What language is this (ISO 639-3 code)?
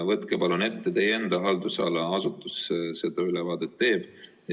est